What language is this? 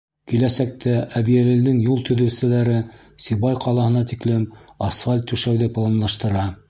Bashkir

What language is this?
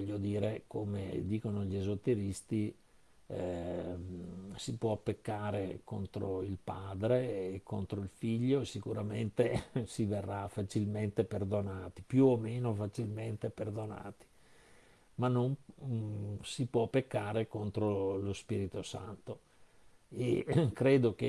Italian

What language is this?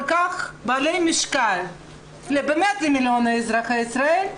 Hebrew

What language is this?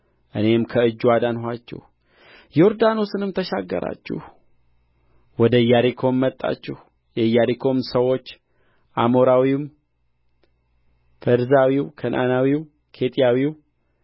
Amharic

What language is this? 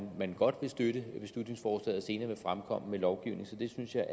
Danish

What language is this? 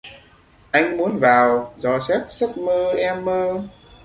Vietnamese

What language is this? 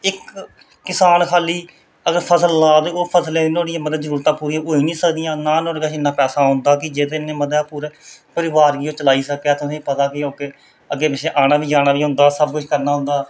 Dogri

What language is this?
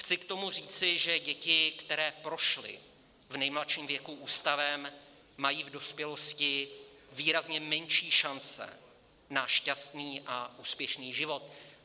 Czech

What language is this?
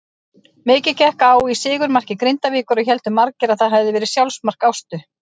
Icelandic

